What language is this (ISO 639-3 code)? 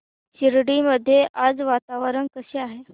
mar